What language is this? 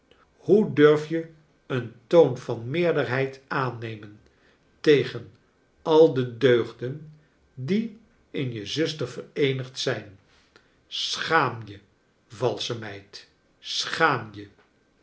Dutch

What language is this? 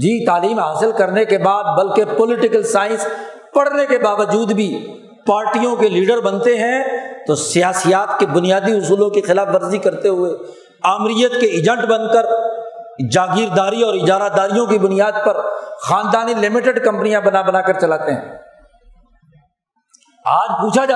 Urdu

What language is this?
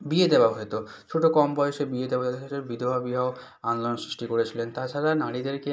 Bangla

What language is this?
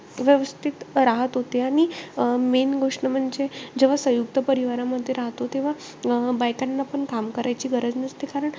Marathi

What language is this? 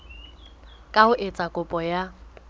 Southern Sotho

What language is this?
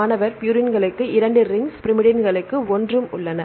Tamil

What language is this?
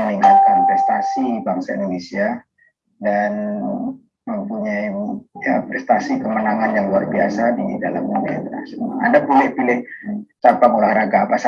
Indonesian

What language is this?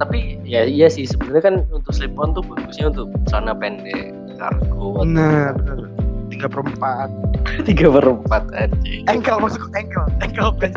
Indonesian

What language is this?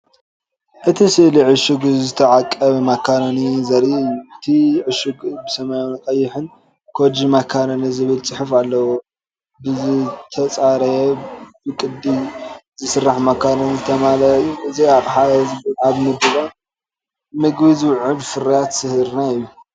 Tigrinya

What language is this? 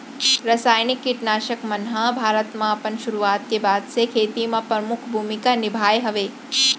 Chhattisgarhi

